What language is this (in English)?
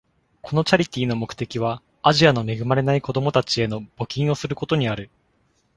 Japanese